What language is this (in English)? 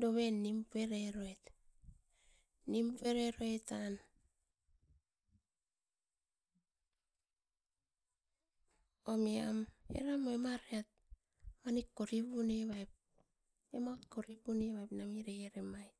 Askopan